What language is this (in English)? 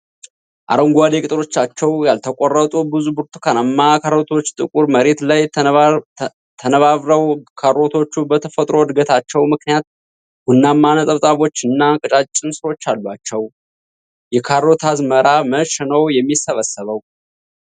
Amharic